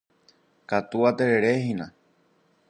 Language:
Guarani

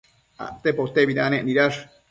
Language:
Matsés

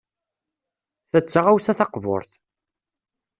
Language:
Kabyle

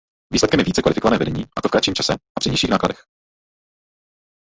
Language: Czech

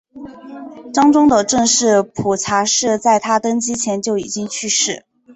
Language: Chinese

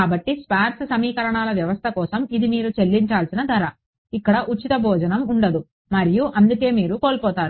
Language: Telugu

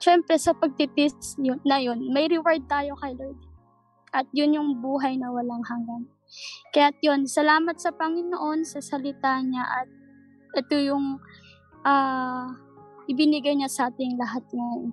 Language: Filipino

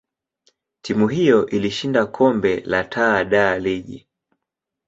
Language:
Swahili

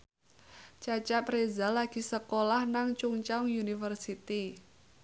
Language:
Javanese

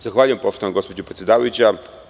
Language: Serbian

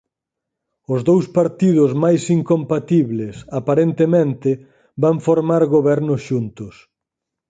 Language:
Galician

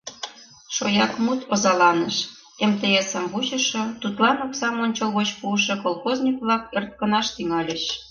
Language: Mari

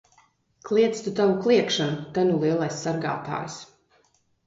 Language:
Latvian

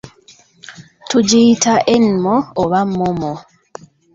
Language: Ganda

